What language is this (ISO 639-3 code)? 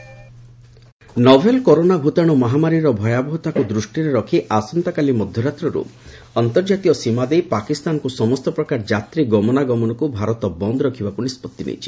ori